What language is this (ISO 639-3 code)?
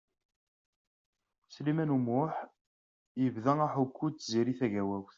kab